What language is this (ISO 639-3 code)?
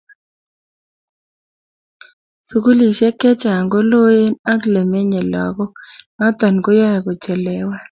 kln